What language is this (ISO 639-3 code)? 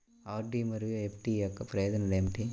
tel